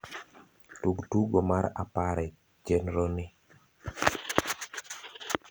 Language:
Luo (Kenya and Tanzania)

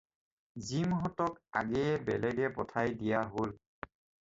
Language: Assamese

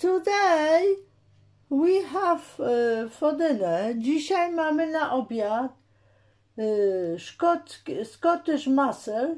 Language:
Polish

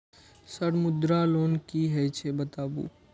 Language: Maithili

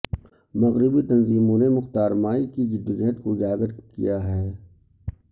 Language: Urdu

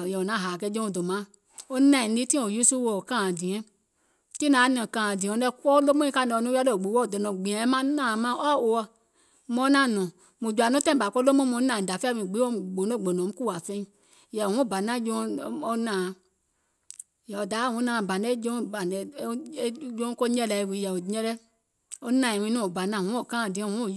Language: Gola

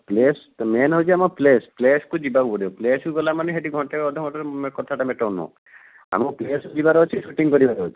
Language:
Odia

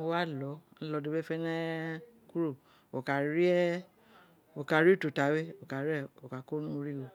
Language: Isekiri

